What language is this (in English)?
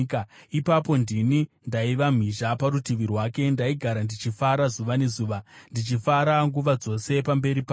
Shona